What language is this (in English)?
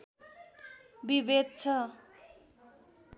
Nepali